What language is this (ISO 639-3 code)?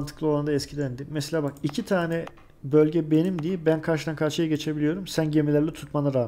tur